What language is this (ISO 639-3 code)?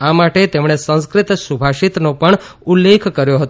guj